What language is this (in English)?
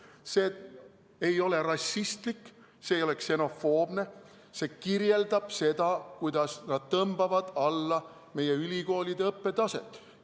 Estonian